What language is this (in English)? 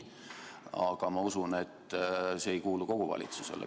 Estonian